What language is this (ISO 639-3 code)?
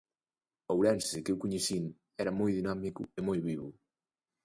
glg